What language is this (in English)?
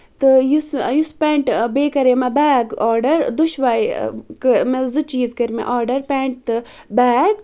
Kashmiri